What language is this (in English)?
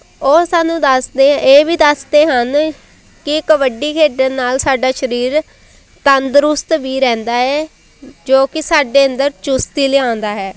Punjabi